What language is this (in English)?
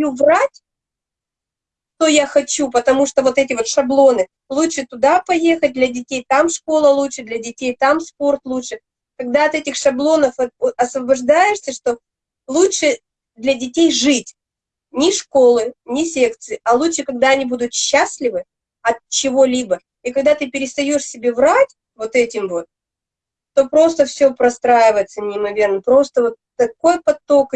Russian